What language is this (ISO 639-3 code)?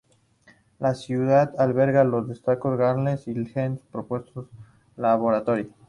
spa